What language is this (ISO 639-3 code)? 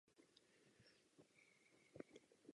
ces